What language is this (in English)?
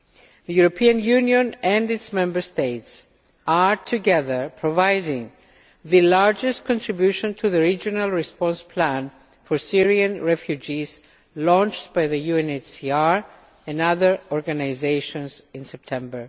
English